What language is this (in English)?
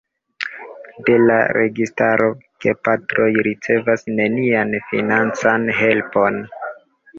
Esperanto